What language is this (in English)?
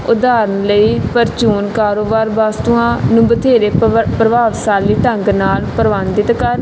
Punjabi